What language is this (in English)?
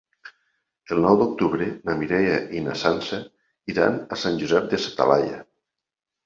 Catalan